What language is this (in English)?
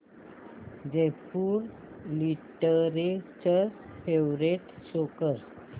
Marathi